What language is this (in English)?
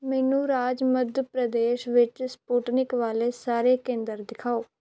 Punjabi